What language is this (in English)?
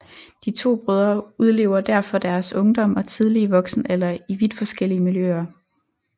Danish